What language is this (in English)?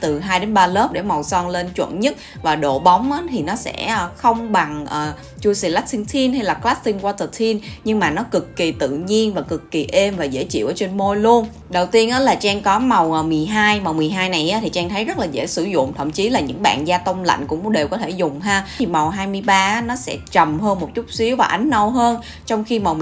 Vietnamese